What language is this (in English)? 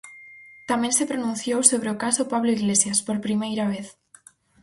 Galician